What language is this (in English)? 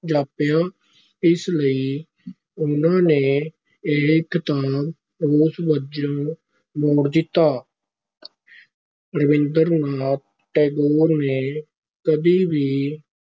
Punjabi